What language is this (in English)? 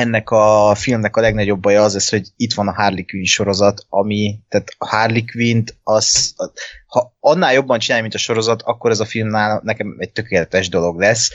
Hungarian